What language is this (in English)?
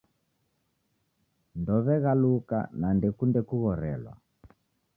Taita